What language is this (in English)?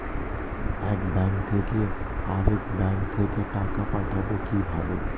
Bangla